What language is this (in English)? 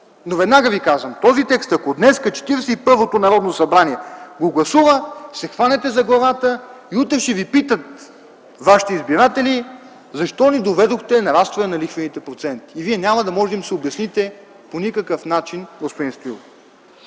Bulgarian